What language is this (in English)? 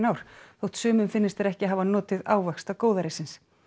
Icelandic